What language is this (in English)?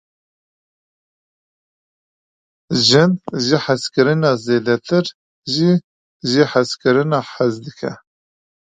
Kurdish